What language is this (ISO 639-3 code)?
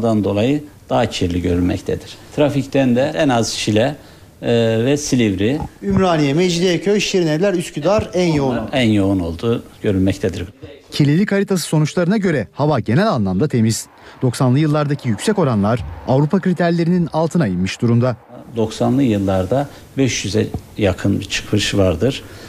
tur